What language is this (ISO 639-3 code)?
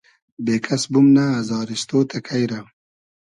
haz